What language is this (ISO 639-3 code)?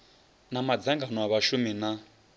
ven